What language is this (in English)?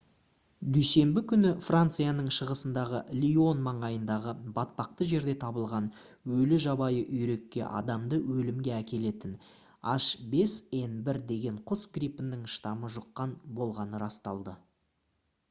Kazakh